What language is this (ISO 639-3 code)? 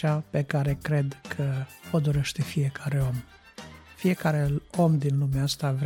ron